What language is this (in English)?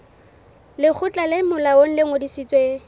Southern Sotho